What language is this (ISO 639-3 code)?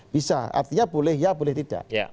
ind